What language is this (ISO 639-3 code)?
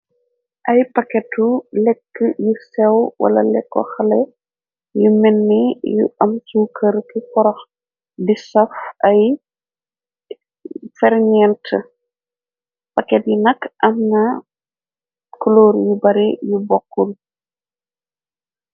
wol